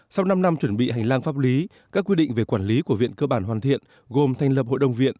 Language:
Vietnamese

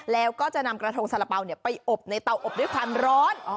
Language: Thai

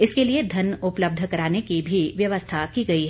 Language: Hindi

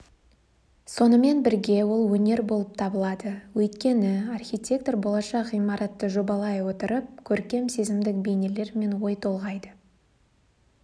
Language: Kazakh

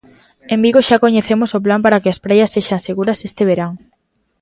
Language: Galician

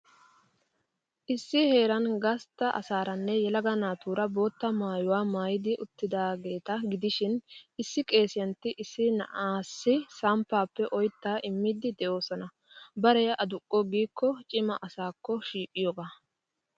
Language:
Wolaytta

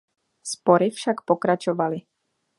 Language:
Czech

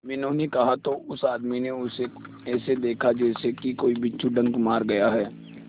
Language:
Hindi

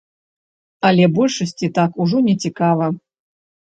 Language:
Belarusian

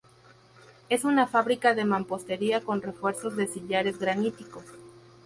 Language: Spanish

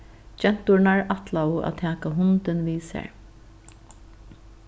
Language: Faroese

